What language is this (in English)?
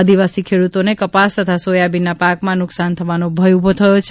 Gujarati